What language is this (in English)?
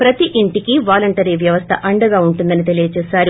Telugu